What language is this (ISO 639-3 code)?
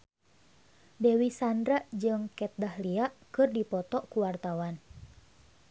sun